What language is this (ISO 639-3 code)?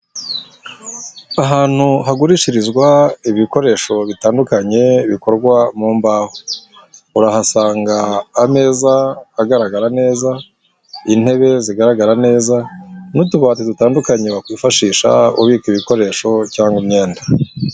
kin